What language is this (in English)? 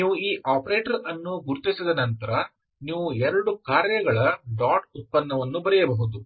Kannada